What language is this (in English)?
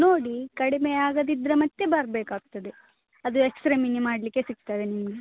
Kannada